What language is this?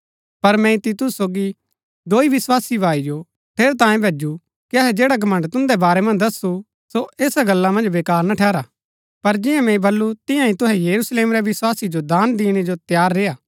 Gaddi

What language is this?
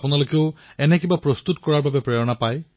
Assamese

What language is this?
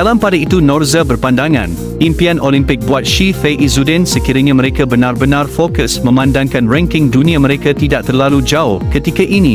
Malay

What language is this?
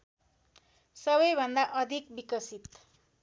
Nepali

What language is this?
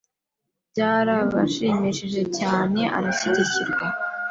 Kinyarwanda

